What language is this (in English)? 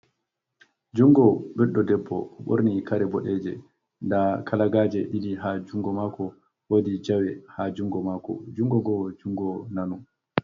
Fula